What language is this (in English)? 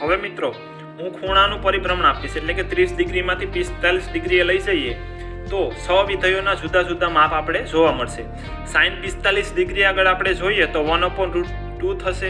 Gujarati